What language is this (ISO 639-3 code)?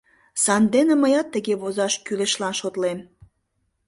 chm